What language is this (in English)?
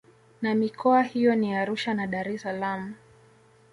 Swahili